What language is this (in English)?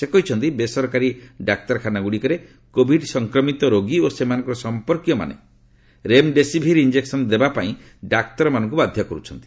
Odia